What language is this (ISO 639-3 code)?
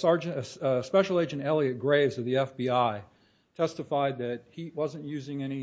eng